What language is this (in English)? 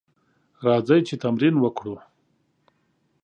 Pashto